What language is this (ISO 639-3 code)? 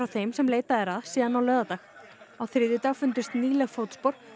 isl